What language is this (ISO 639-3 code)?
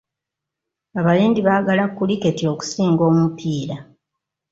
lug